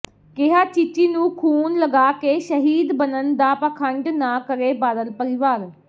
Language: Punjabi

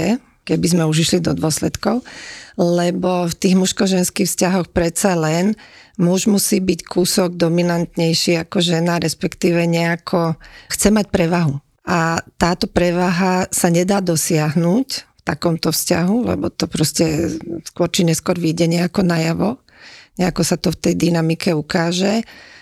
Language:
Slovak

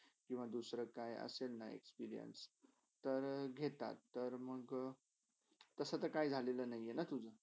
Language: Marathi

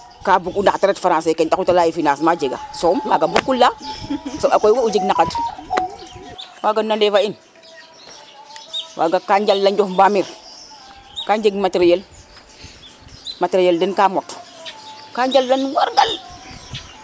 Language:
Serer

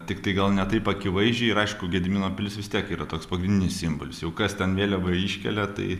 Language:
Lithuanian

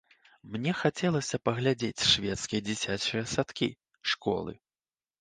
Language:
Belarusian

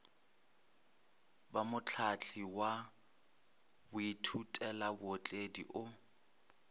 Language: Northern Sotho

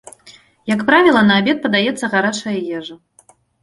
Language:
Belarusian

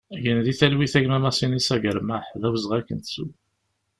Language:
Kabyle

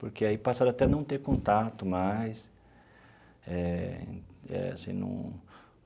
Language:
Portuguese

